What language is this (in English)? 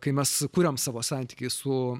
Lithuanian